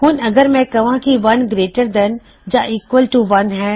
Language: Punjabi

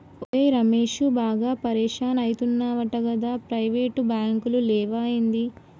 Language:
Telugu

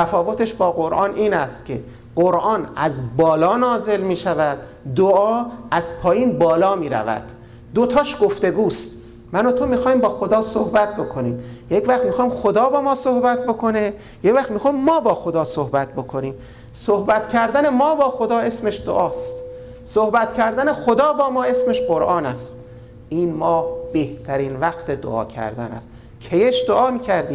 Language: Persian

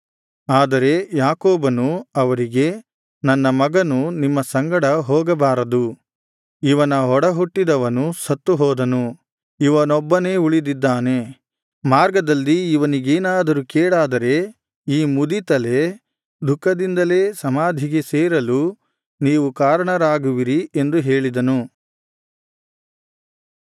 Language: Kannada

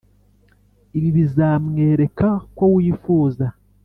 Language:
Kinyarwanda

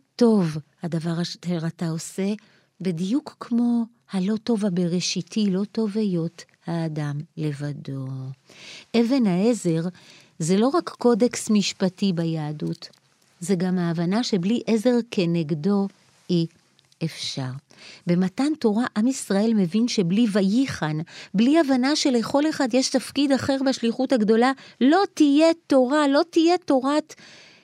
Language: Hebrew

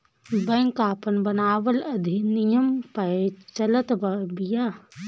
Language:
Bhojpuri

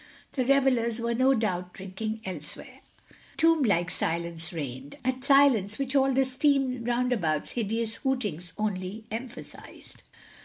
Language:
English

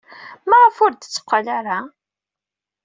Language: Kabyle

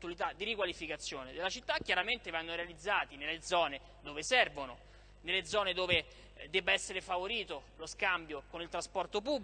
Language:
Italian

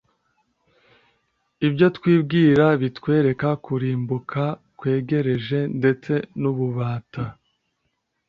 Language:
Kinyarwanda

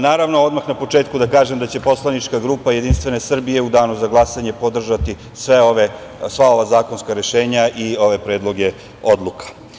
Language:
Serbian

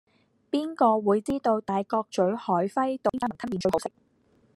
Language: Cantonese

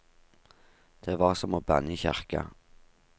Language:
Norwegian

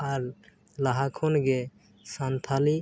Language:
Santali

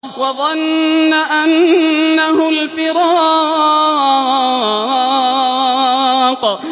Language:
Arabic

